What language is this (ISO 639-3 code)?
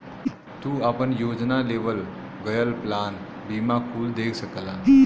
bho